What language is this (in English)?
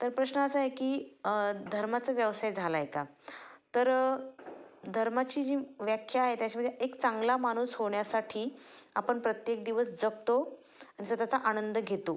Marathi